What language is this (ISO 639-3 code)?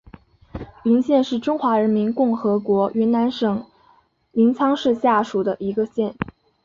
zho